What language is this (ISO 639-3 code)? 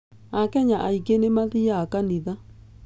kik